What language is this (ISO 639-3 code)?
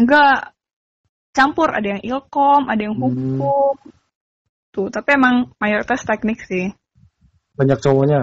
ind